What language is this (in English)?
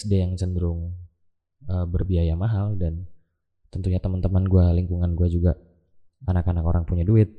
Indonesian